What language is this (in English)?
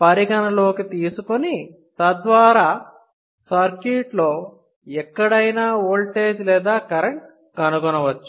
Telugu